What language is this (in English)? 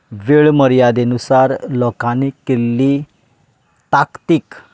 Konkani